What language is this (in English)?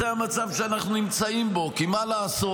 Hebrew